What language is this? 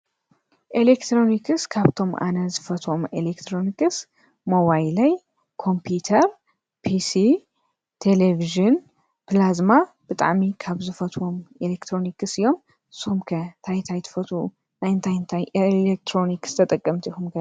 Tigrinya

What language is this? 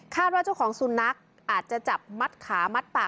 Thai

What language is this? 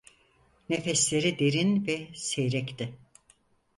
Turkish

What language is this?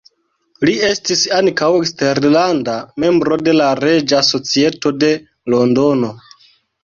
Esperanto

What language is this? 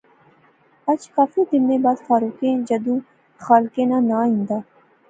Pahari-Potwari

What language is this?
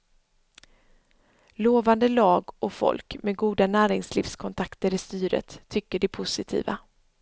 Swedish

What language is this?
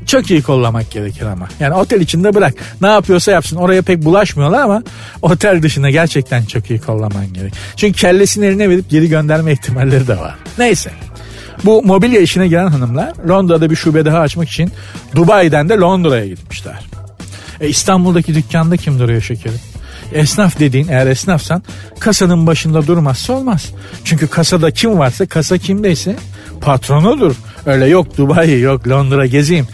Turkish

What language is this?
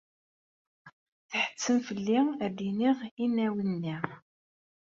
Kabyle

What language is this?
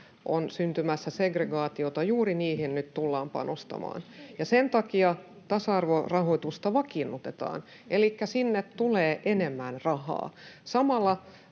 Finnish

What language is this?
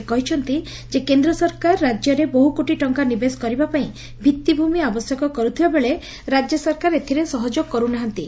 Odia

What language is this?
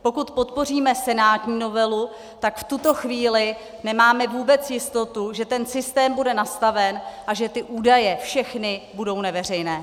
Czech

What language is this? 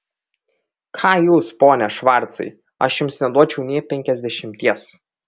Lithuanian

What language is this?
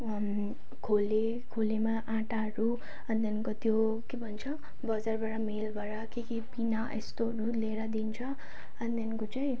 Nepali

